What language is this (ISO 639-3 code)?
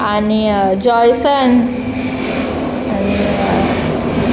kok